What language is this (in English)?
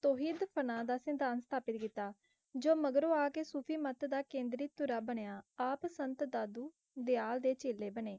Punjabi